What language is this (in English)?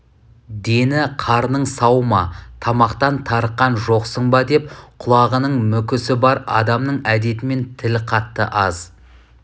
Kazakh